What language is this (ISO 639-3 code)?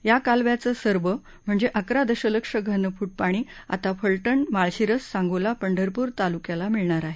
mar